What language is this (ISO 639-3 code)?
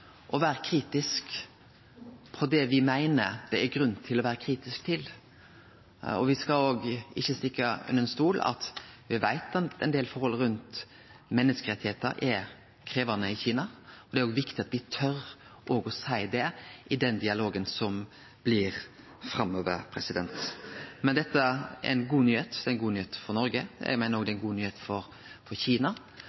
nno